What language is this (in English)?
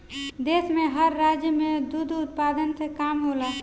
Bhojpuri